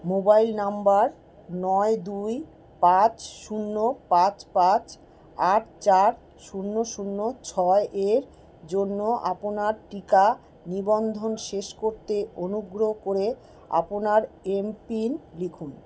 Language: Bangla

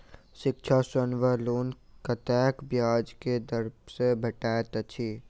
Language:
Maithili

